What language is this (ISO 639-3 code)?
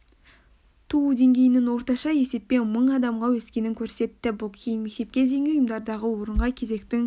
kaz